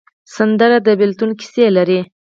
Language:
Pashto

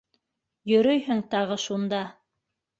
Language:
Bashkir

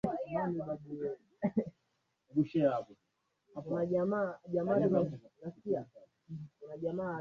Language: Swahili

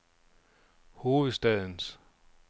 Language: Danish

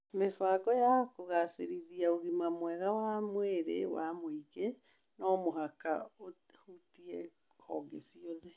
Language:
Kikuyu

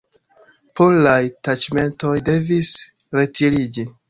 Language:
Esperanto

